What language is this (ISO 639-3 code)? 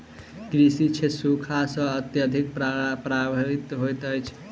mai